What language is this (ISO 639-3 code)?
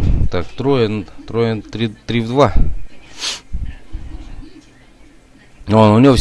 rus